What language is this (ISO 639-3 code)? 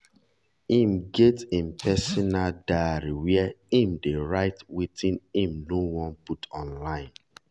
pcm